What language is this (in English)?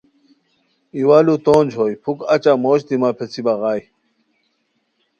Khowar